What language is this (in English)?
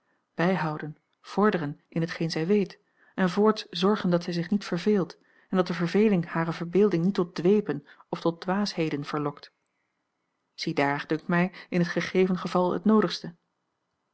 Dutch